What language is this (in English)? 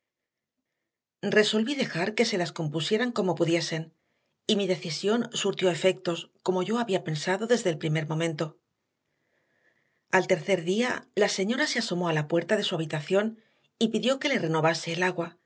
Spanish